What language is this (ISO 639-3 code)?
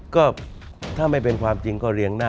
tha